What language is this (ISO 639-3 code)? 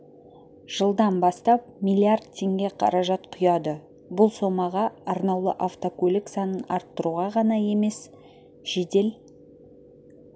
kaz